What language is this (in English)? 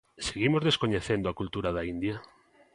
Galician